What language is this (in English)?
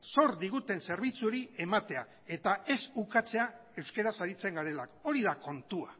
Basque